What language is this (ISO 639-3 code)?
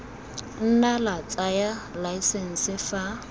tsn